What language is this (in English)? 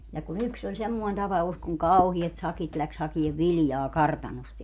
Finnish